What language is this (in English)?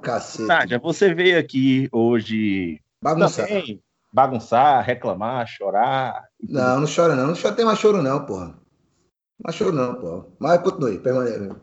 Portuguese